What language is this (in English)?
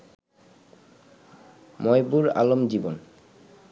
Bangla